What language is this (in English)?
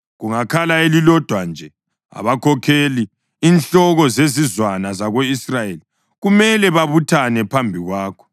North Ndebele